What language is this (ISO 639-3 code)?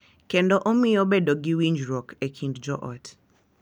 luo